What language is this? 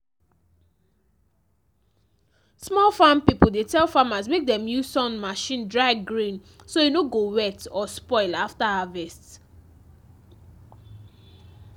Nigerian Pidgin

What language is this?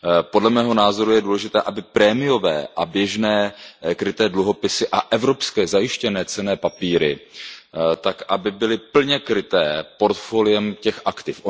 Czech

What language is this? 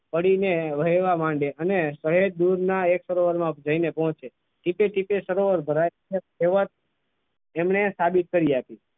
Gujarati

